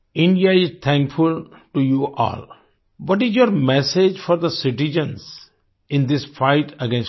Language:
Hindi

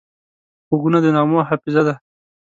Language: Pashto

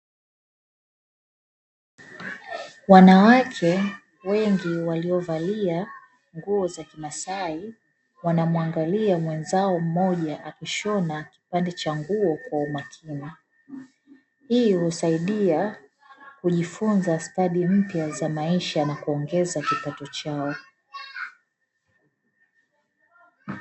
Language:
Swahili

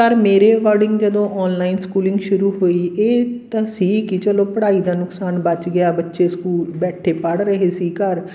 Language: Punjabi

